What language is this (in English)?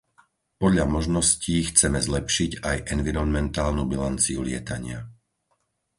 Slovak